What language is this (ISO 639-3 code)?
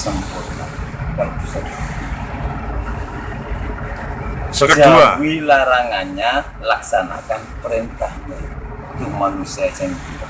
ind